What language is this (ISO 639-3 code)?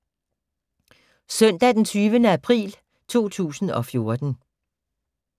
dan